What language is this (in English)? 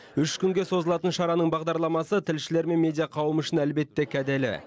Kazakh